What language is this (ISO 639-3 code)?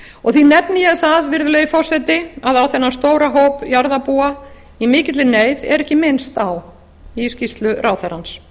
isl